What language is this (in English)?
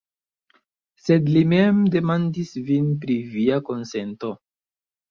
Esperanto